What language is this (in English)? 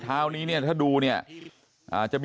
Thai